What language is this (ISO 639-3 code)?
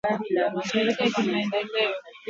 swa